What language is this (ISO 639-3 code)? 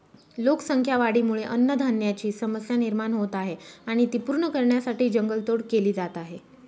mar